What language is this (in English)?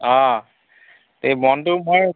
Assamese